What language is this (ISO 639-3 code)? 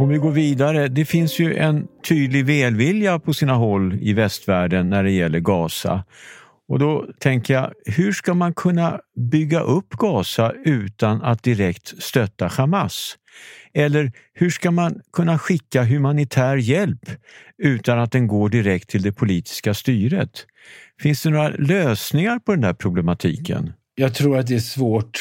swe